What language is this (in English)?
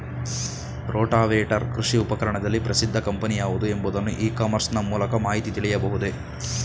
Kannada